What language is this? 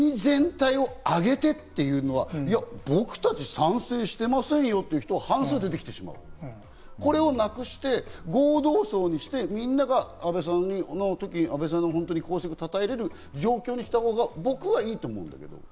Japanese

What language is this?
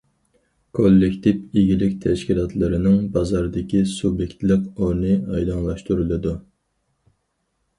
Uyghur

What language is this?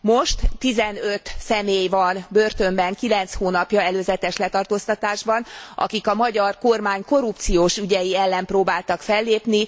Hungarian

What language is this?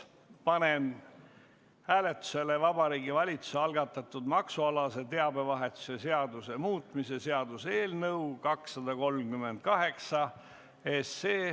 Estonian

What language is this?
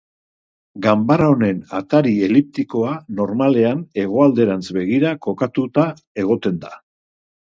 Basque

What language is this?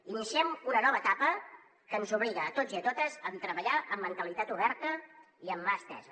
Catalan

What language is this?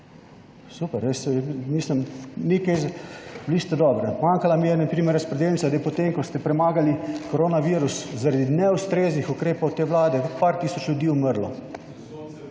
Slovenian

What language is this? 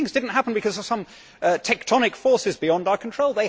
English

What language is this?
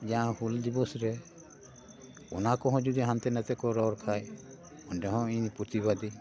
Santali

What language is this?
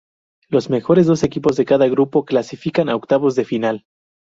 Spanish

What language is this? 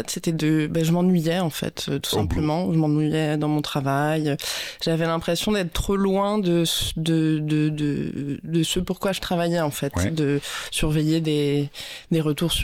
French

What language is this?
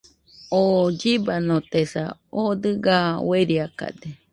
Nüpode Huitoto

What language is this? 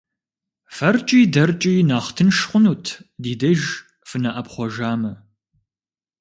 Kabardian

